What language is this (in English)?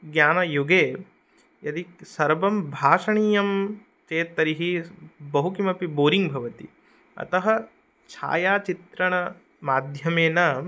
Sanskrit